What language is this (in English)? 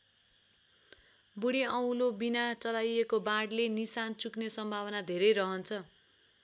Nepali